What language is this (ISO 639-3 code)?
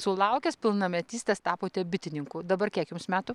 lit